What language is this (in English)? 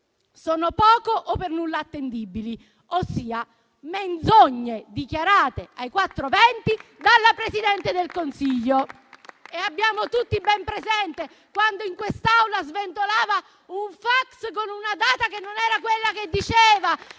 Italian